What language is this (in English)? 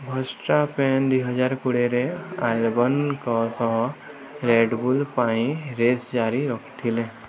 Odia